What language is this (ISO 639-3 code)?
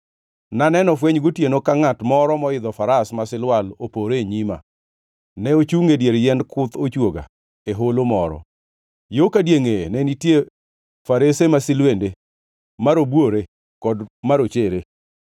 luo